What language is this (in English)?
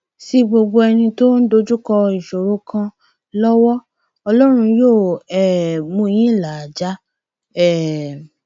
Yoruba